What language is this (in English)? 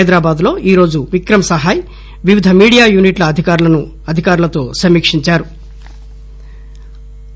Telugu